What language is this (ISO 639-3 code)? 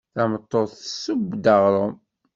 kab